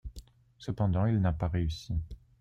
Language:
French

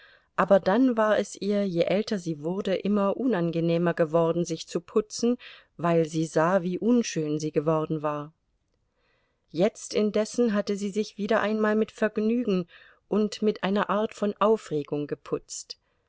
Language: German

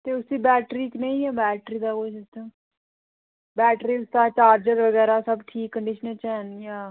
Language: Dogri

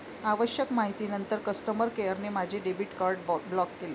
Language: Marathi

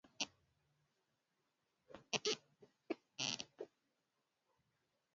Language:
Swahili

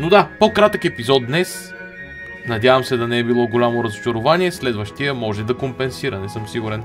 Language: Bulgarian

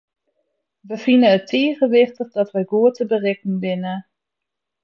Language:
Western Frisian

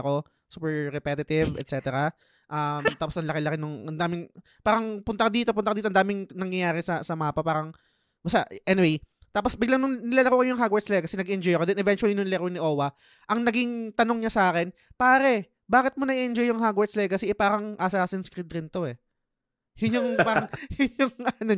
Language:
Filipino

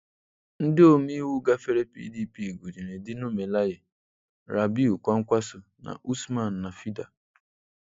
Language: Igbo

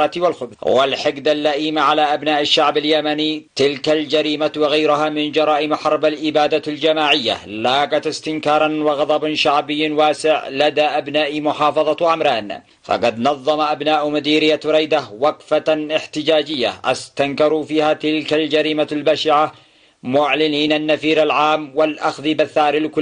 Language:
Arabic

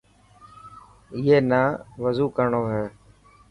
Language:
Dhatki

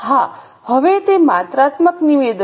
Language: Gujarati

